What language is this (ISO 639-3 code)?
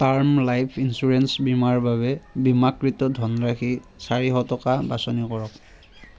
asm